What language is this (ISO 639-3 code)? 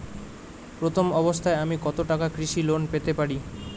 ben